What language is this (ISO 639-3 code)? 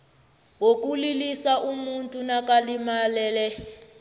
nbl